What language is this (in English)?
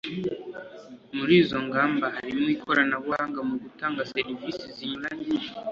Kinyarwanda